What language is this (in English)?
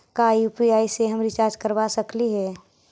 Magahi